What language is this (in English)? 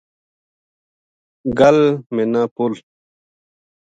Gujari